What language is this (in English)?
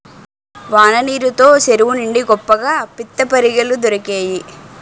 Telugu